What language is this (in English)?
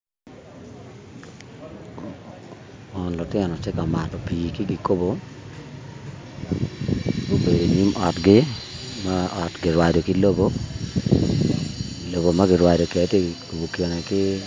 Acoli